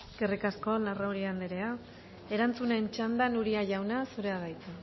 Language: Basque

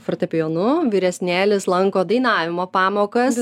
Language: Lithuanian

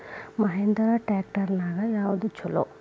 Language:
Kannada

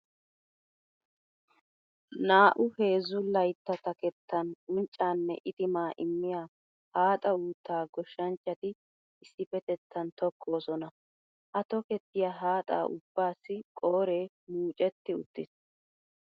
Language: Wolaytta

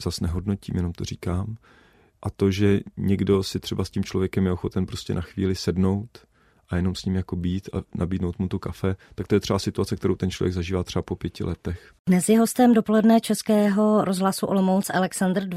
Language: Czech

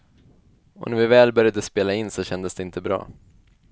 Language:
Swedish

